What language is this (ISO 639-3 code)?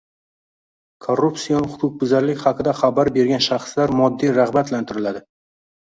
uzb